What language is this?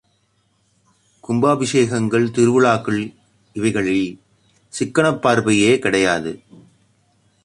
Tamil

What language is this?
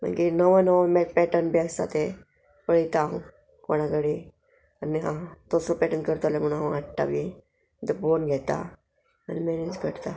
Konkani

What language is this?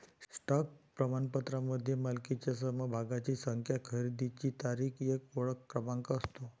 Marathi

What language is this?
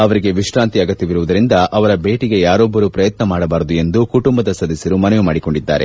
Kannada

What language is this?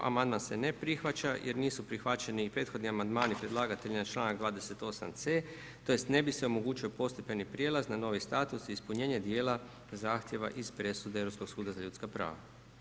Croatian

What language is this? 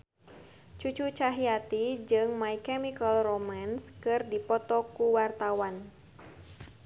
Sundanese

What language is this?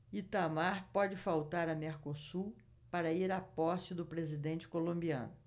Portuguese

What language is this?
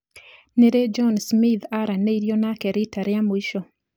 Kikuyu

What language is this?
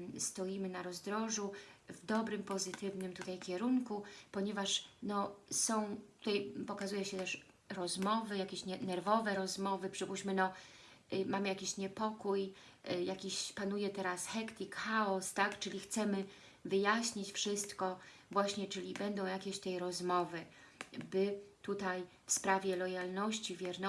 Polish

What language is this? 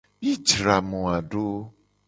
Gen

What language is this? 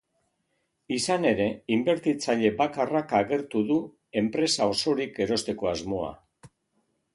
Basque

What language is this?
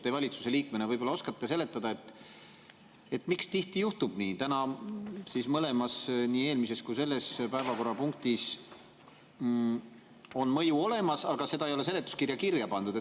Estonian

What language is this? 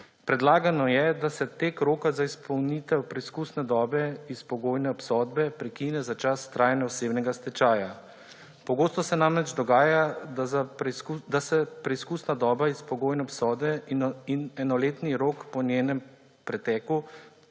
Slovenian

